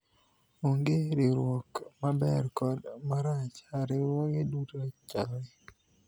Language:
Luo (Kenya and Tanzania)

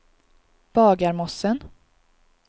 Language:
Swedish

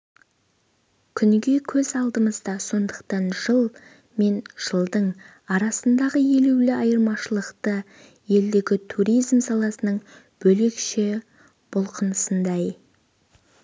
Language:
Kazakh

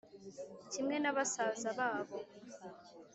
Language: Kinyarwanda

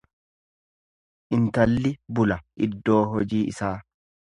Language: Oromo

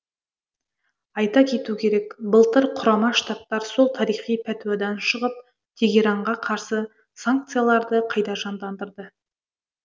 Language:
Kazakh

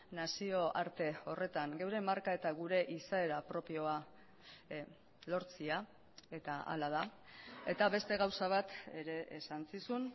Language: Basque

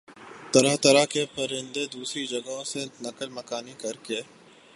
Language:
Urdu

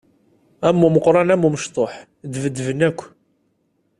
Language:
Kabyle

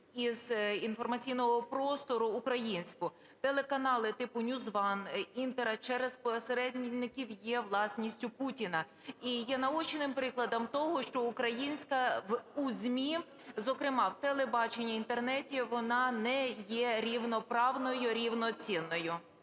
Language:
Ukrainian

